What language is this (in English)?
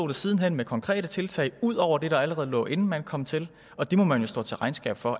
Danish